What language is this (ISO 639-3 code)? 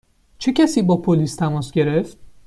fas